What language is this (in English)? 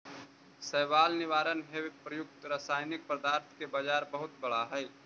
Magahi